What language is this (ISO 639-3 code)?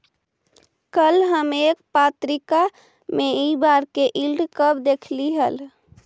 mag